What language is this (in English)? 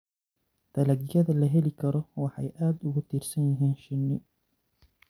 Somali